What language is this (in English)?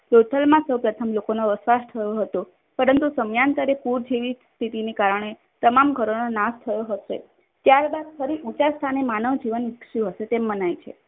Gujarati